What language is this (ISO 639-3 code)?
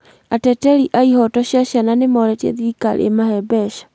kik